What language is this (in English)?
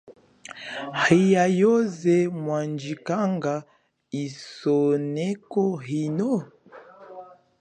Chokwe